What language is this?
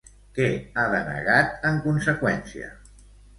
Catalan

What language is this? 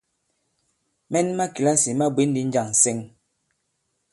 Bankon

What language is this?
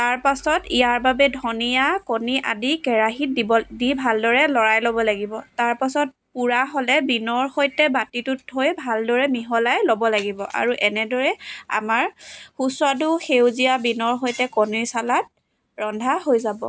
Assamese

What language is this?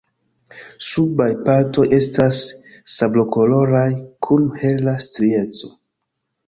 Esperanto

